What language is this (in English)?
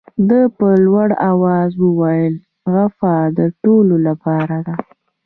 Pashto